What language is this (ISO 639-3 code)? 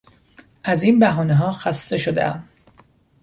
fas